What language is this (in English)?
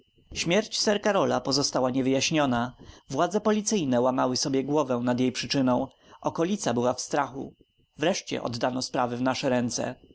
Polish